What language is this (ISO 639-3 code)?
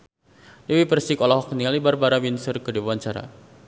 sun